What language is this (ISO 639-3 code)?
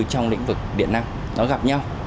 vie